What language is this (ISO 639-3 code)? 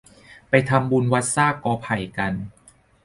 tha